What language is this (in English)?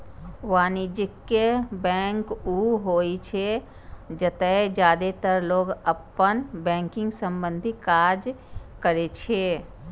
Maithili